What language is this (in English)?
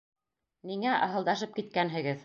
Bashkir